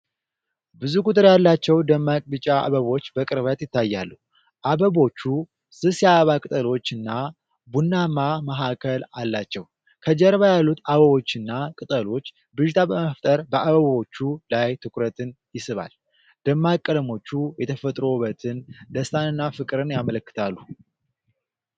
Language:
Amharic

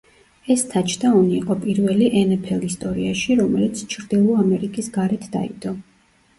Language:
Georgian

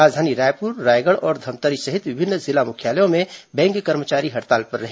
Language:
Hindi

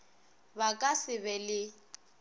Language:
Northern Sotho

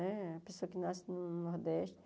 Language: Portuguese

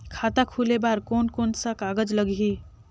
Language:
Chhattisgarhi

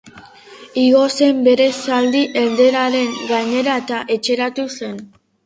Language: Basque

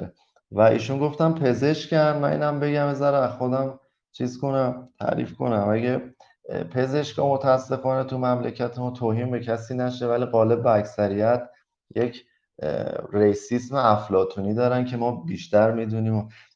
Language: Persian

